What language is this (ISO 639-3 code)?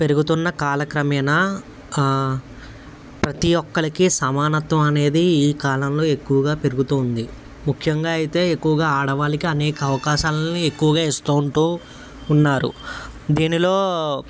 tel